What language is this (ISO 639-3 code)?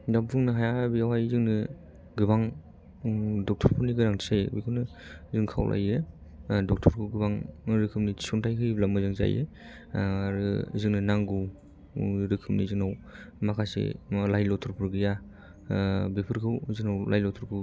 brx